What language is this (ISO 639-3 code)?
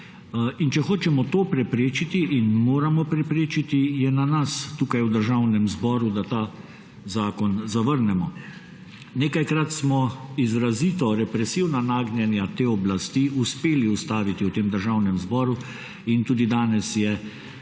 slv